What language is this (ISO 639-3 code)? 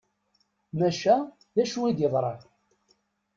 kab